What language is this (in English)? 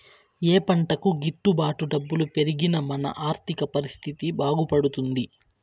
Telugu